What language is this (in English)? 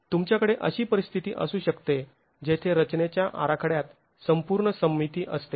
Marathi